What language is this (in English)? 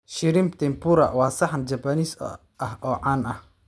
Somali